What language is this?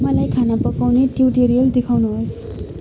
Nepali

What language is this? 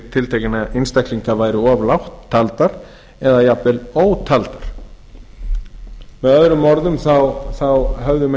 Icelandic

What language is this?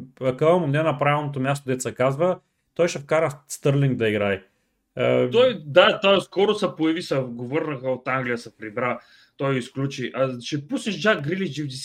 Bulgarian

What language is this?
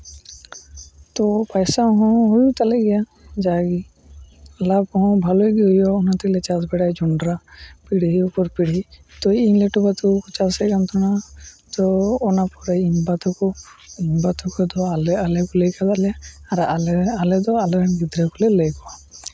Santali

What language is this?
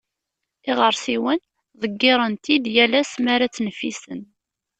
Kabyle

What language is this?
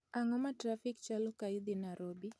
Luo (Kenya and Tanzania)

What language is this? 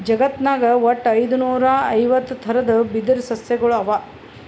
Kannada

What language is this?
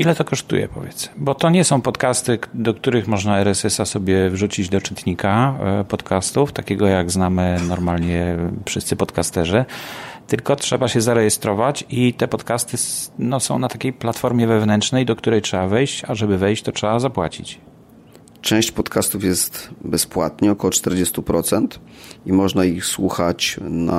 Polish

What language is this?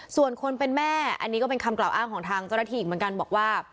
Thai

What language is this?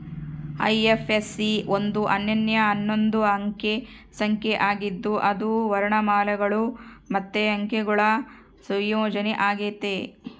Kannada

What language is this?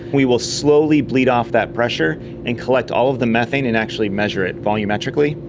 English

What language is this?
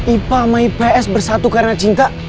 Indonesian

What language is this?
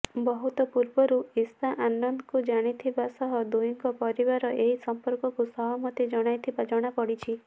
Odia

